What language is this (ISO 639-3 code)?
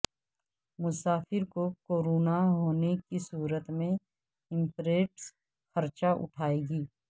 urd